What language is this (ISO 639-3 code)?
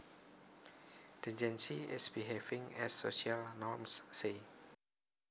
jav